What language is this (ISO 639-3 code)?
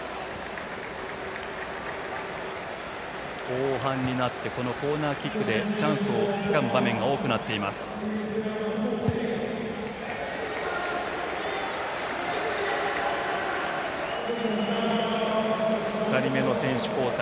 jpn